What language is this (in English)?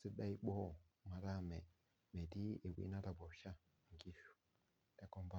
Masai